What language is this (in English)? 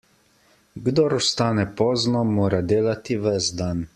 Slovenian